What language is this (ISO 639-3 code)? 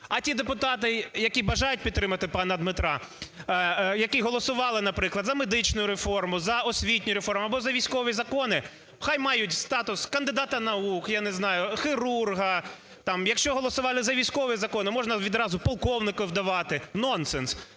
ukr